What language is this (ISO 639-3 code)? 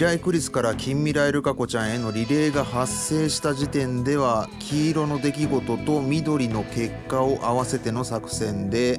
jpn